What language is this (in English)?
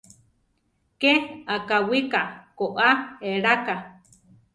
Central Tarahumara